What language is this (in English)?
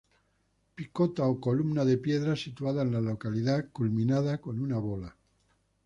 Spanish